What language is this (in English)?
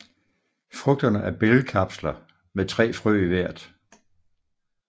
Danish